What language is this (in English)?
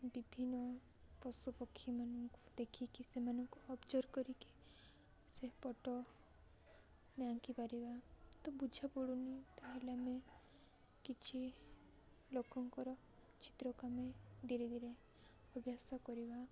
Odia